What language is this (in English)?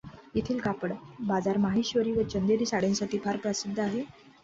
Marathi